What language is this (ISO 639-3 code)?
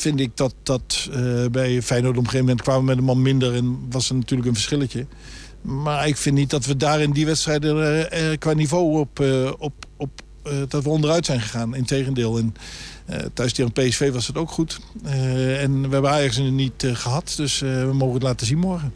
nld